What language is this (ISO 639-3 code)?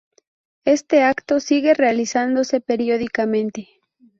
spa